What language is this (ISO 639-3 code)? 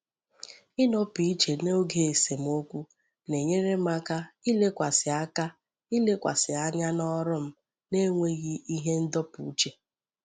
ibo